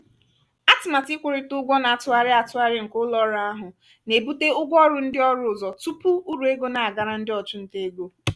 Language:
Igbo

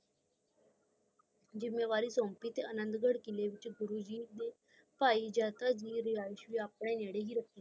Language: Punjabi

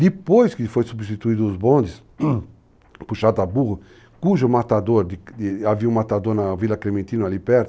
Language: Portuguese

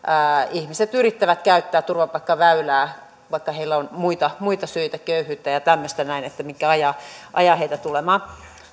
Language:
Finnish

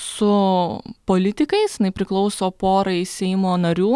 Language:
Lithuanian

